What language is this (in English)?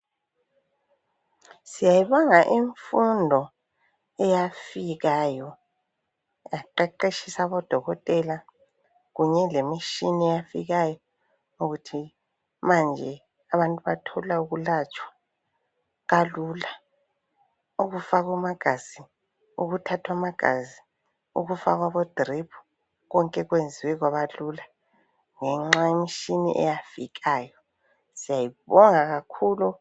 North Ndebele